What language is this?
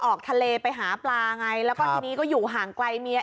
Thai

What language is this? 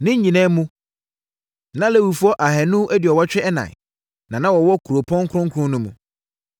Akan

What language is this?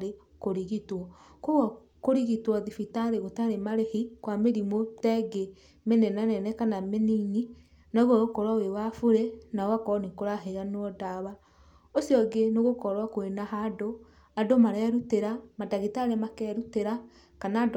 Kikuyu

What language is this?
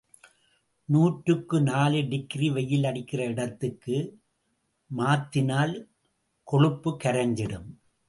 Tamil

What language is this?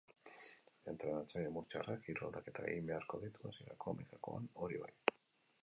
Basque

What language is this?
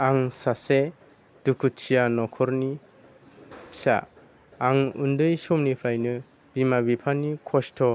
Bodo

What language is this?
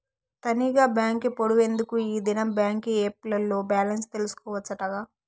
Telugu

